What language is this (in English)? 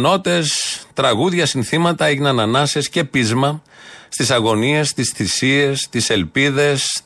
Greek